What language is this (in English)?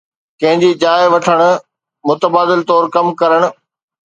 Sindhi